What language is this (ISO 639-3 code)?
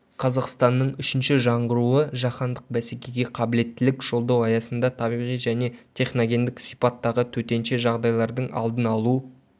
kaz